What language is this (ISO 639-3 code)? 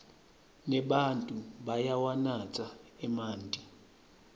ssw